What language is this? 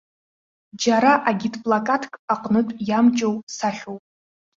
Abkhazian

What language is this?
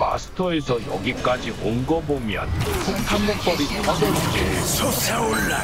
Korean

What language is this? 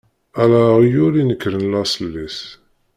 Kabyle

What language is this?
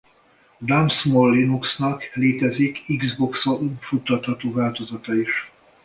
Hungarian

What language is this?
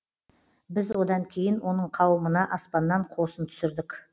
Kazakh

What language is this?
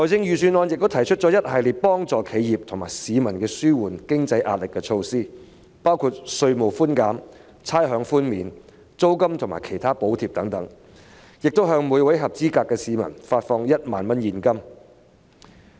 Cantonese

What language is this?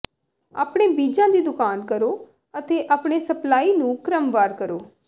Punjabi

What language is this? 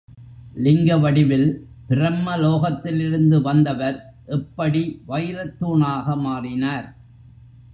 Tamil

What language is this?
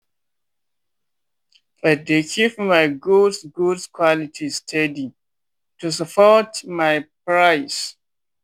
Nigerian Pidgin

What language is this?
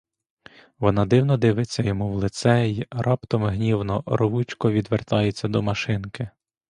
Ukrainian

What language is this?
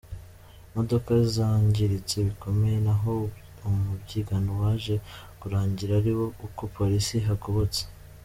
Kinyarwanda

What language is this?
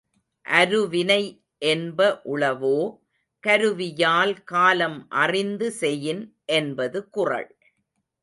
Tamil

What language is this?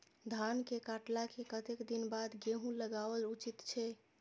Maithili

